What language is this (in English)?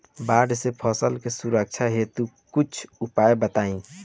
Bhojpuri